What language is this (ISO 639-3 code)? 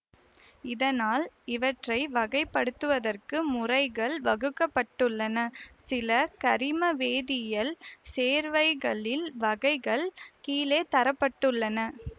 tam